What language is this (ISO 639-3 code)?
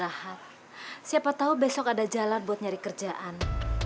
ind